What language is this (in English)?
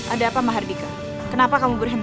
Indonesian